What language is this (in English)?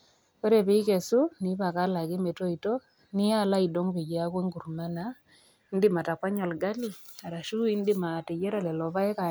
Masai